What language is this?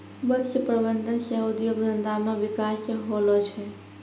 Maithili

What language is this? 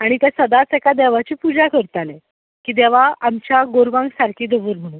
Konkani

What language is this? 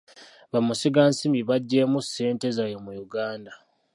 Ganda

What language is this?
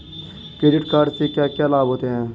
Hindi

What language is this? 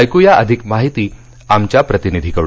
Marathi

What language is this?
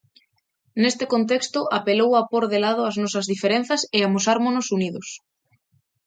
Galician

